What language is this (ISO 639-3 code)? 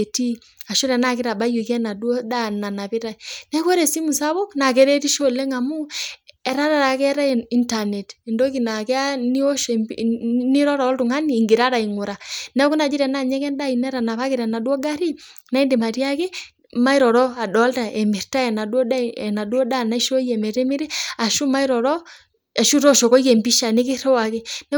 mas